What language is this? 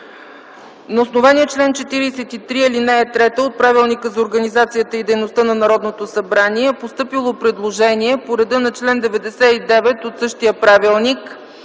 Bulgarian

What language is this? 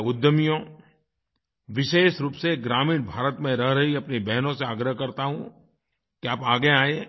Hindi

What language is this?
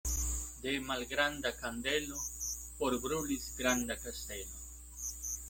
Esperanto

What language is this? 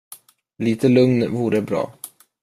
Swedish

